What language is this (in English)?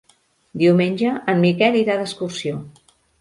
Catalan